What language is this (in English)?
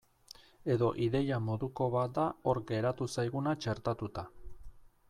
Basque